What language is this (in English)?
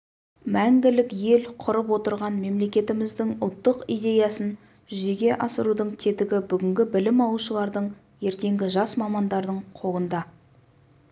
Kazakh